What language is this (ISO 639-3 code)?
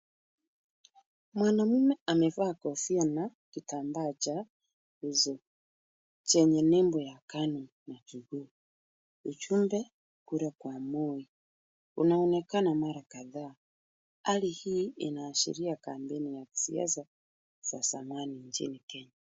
swa